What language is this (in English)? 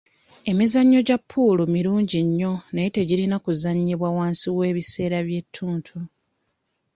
Ganda